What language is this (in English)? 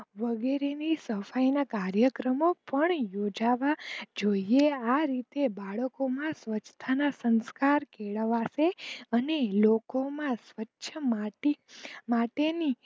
Gujarati